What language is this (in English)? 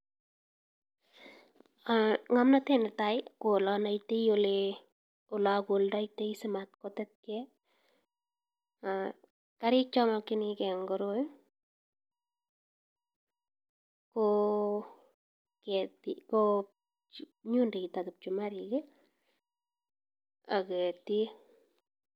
Kalenjin